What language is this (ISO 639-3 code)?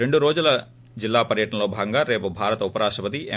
tel